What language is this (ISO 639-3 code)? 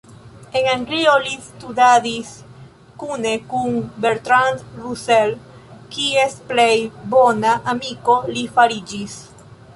epo